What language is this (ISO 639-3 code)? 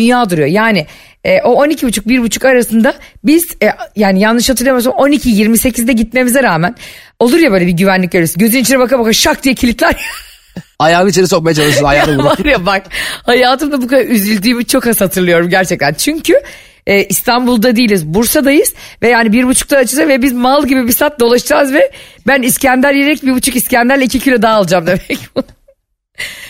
tur